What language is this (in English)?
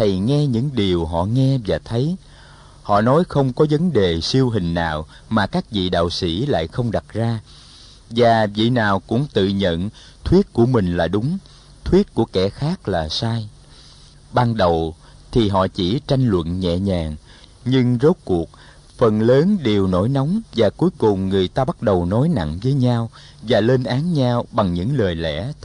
Vietnamese